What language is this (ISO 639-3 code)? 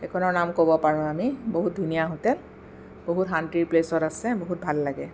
asm